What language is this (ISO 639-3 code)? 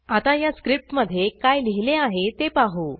mar